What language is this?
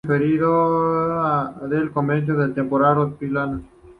Spanish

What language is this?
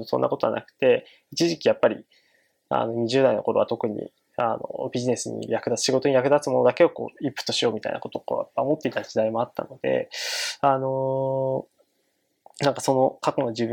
Japanese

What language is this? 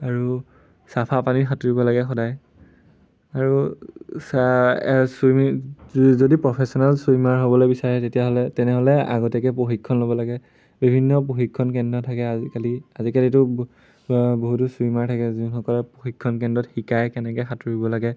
Assamese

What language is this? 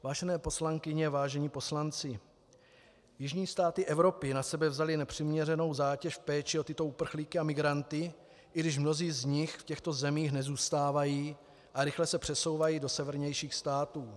Czech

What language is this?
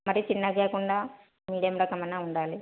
Telugu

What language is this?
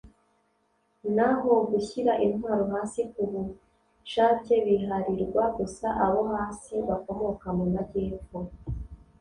Kinyarwanda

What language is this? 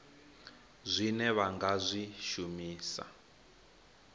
Venda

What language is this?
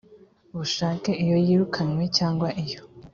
Kinyarwanda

